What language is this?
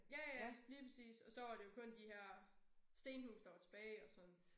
Danish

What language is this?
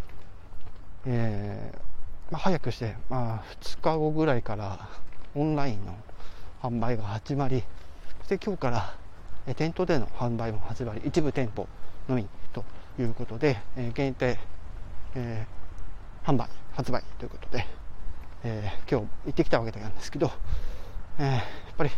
Japanese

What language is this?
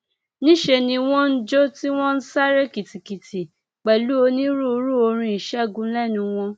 Yoruba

